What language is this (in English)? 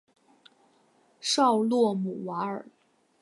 Chinese